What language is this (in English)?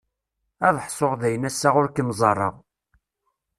Kabyle